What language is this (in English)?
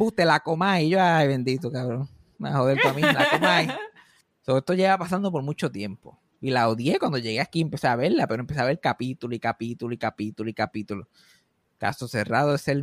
Spanish